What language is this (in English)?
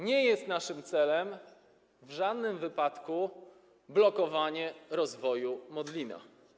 Polish